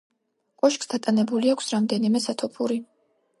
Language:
Georgian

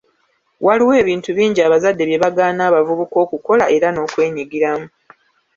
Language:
Ganda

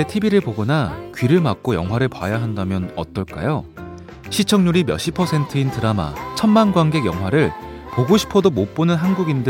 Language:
Korean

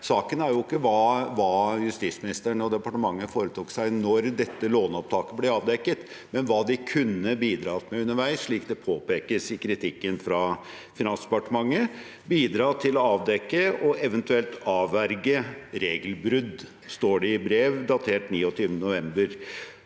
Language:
Norwegian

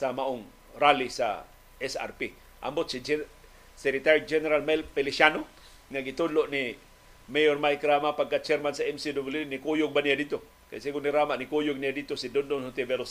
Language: Filipino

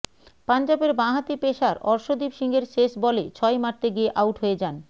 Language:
Bangla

